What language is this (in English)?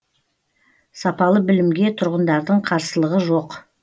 Kazakh